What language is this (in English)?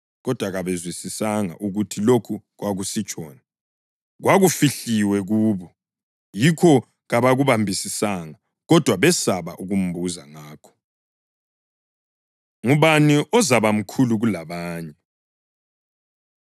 North Ndebele